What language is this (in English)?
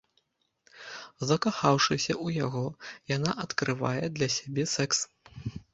Belarusian